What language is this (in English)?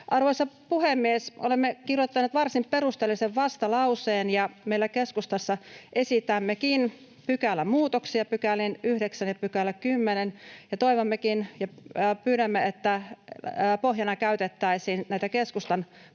Finnish